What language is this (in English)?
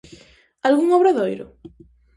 Galician